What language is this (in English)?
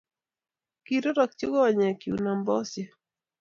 Kalenjin